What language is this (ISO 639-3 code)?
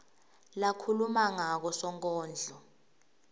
ssw